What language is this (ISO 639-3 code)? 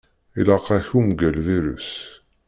kab